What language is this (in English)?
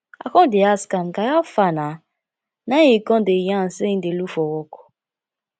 Nigerian Pidgin